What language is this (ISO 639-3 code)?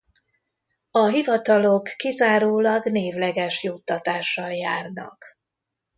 hun